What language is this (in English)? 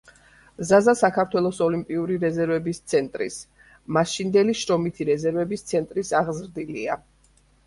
Georgian